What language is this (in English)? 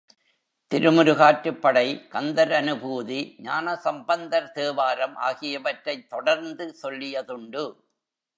Tamil